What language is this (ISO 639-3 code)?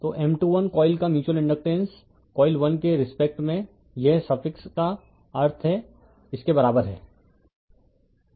hin